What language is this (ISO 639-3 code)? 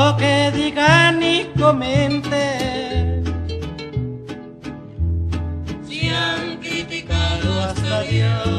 spa